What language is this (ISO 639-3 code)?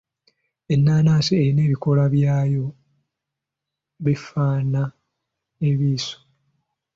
lug